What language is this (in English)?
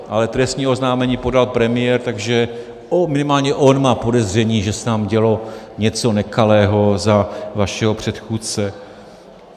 Czech